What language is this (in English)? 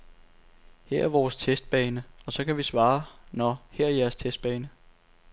Danish